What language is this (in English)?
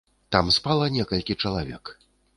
Belarusian